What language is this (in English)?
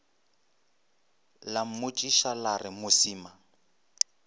Northern Sotho